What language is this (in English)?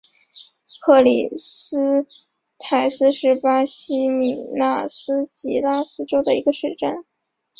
Chinese